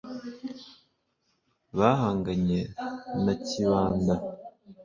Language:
Kinyarwanda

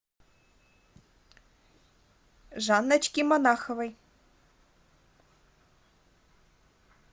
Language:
Russian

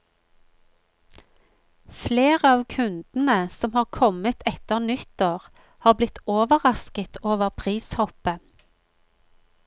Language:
Norwegian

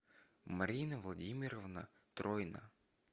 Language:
Russian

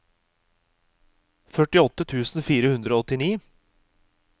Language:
Norwegian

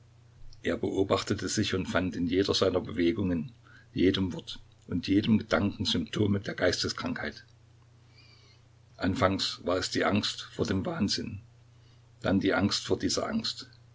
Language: German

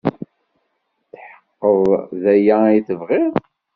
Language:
Kabyle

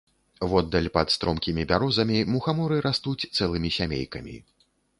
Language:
Belarusian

